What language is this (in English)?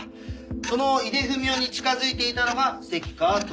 Japanese